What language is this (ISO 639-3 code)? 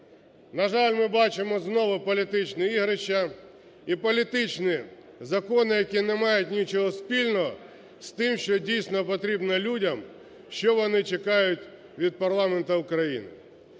ukr